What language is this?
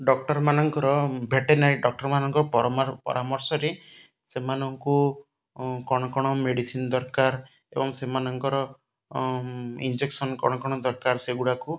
Odia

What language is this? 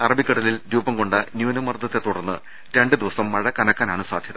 Malayalam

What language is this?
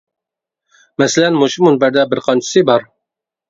Uyghur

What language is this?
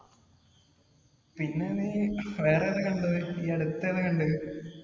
Malayalam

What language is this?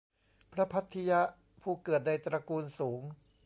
Thai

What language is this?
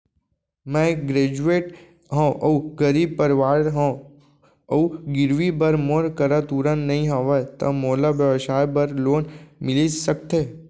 Chhattisgarhi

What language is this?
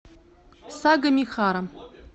Russian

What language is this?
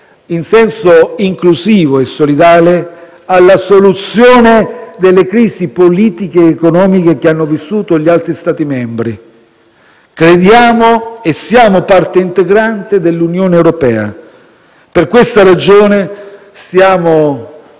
Italian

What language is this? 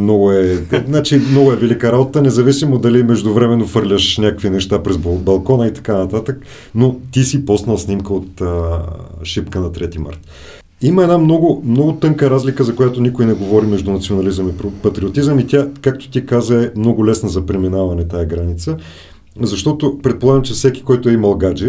Bulgarian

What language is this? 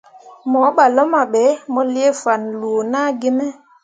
Mundang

